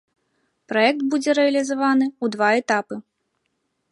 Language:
Belarusian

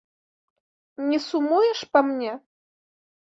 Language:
Belarusian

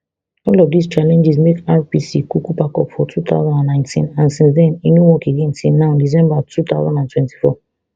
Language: Nigerian Pidgin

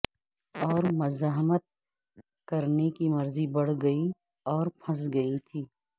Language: Urdu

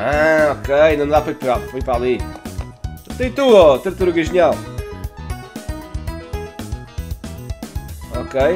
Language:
Portuguese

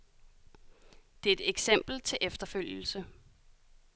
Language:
Danish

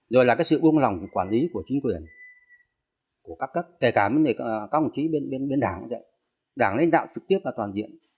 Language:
Vietnamese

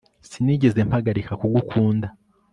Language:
Kinyarwanda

